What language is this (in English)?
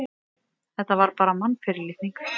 Icelandic